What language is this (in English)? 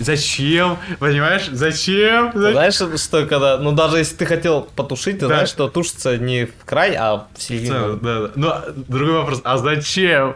Russian